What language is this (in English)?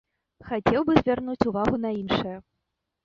Belarusian